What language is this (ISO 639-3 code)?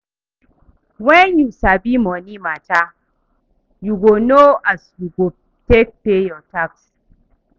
pcm